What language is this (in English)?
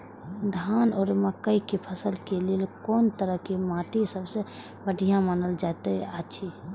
Maithili